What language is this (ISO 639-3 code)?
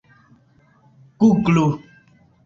epo